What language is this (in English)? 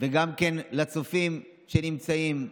Hebrew